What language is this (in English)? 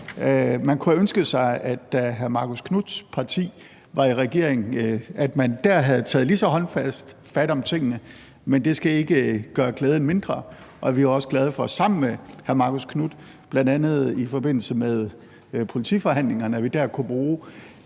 Danish